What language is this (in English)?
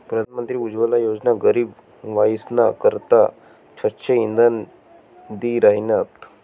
Marathi